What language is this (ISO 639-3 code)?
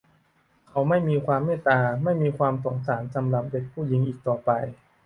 tha